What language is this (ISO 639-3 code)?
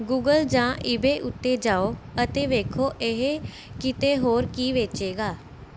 pan